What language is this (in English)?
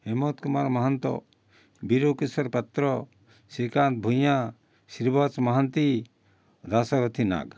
Odia